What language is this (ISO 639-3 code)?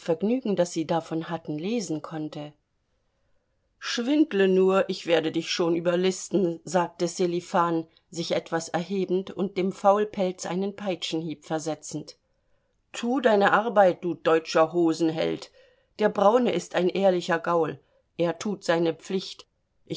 deu